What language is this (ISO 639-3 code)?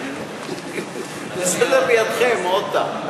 heb